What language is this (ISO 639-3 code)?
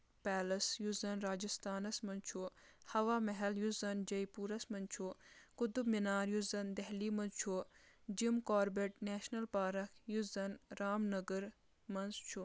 kas